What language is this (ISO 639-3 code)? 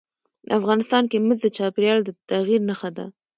pus